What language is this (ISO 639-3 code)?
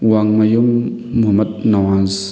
mni